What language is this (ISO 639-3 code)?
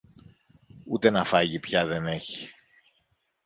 ell